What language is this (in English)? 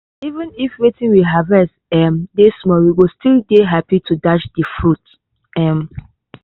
Nigerian Pidgin